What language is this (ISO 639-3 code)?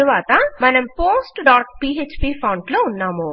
tel